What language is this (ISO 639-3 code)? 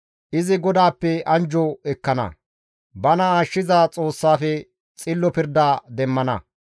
gmv